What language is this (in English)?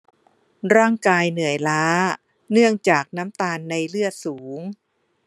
Thai